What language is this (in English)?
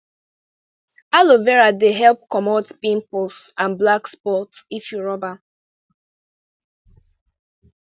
Nigerian Pidgin